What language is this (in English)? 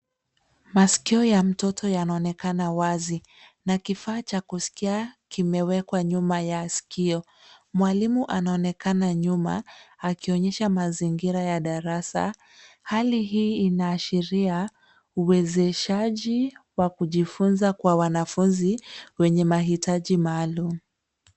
Swahili